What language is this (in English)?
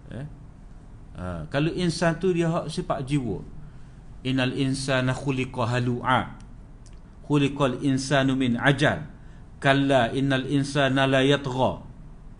Malay